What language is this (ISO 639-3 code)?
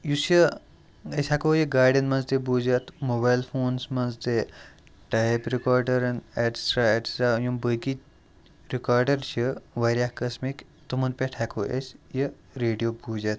kas